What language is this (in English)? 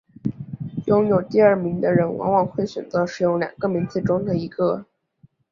Chinese